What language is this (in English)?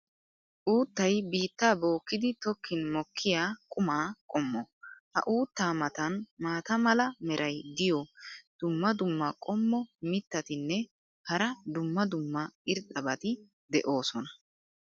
Wolaytta